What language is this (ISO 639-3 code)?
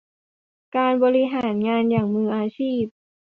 tha